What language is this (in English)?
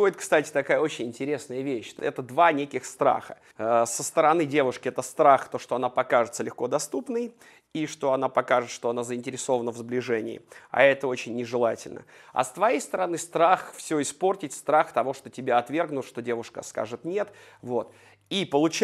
Russian